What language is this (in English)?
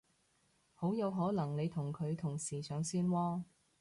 Cantonese